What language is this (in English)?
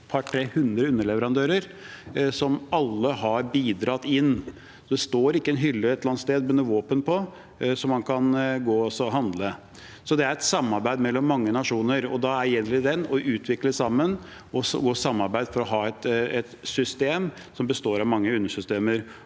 Norwegian